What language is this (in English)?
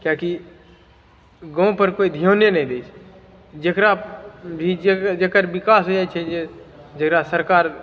Maithili